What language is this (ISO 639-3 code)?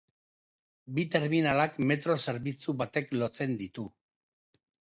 eus